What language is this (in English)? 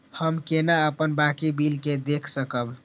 Maithili